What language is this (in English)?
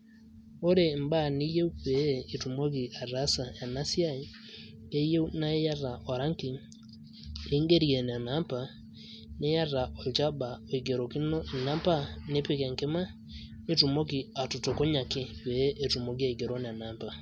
Masai